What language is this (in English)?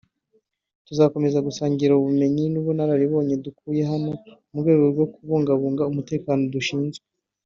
Kinyarwanda